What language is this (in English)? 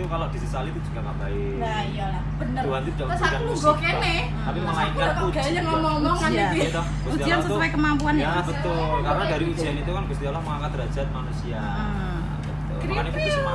Indonesian